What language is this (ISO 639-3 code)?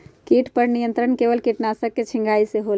mag